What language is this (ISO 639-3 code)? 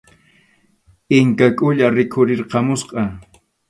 qxu